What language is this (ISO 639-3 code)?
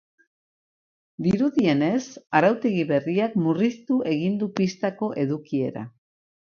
eus